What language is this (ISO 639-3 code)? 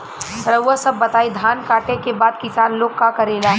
bho